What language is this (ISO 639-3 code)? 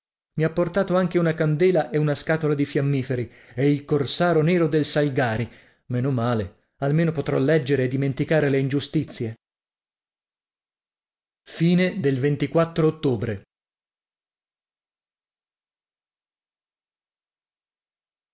ita